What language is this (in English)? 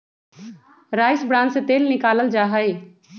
Magahi